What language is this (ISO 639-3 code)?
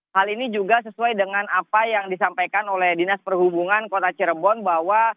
ind